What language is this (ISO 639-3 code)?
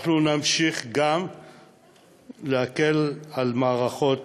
heb